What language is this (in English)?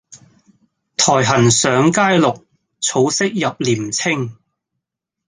Cantonese